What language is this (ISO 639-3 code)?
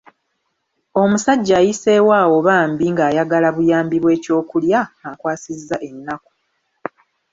lug